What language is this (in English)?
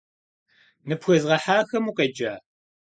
Kabardian